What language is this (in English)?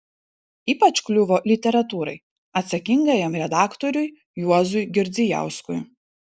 Lithuanian